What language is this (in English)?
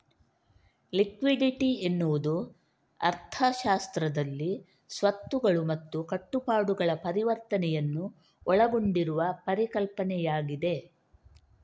Kannada